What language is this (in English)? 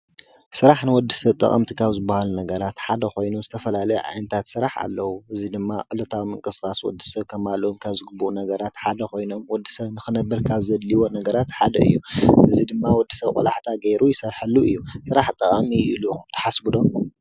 Tigrinya